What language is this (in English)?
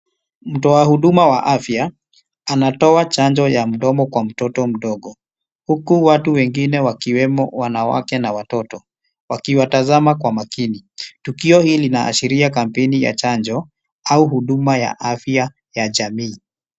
Swahili